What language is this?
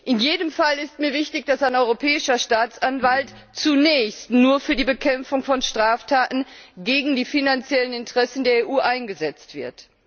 German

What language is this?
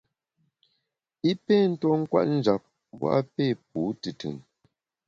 Bamun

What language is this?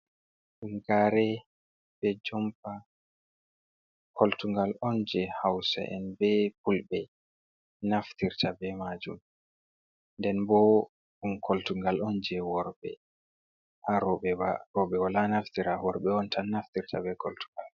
Fula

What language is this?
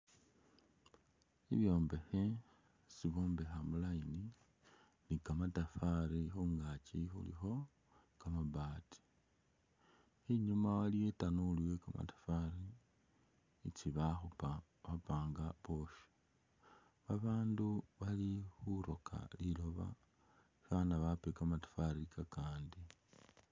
Masaaba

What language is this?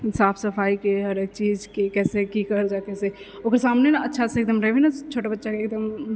Maithili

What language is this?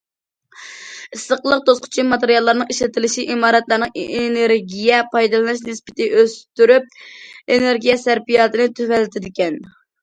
Uyghur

